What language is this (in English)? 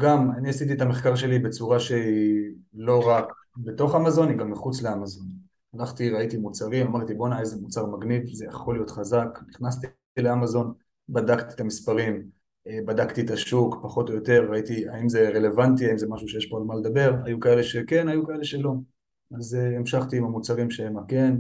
Hebrew